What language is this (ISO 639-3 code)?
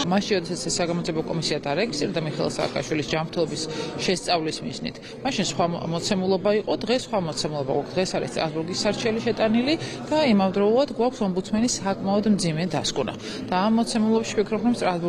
ron